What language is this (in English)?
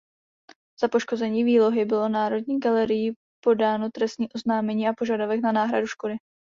Czech